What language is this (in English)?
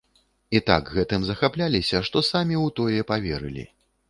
Belarusian